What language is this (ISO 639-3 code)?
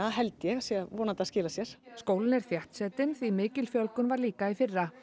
isl